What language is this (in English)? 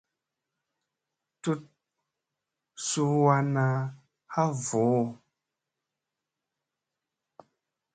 Musey